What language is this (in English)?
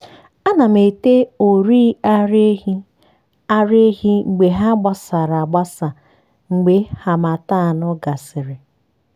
Igbo